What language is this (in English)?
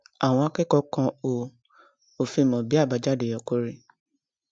Yoruba